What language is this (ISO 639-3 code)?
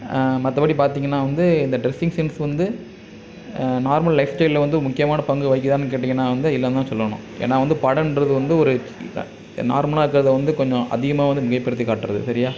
tam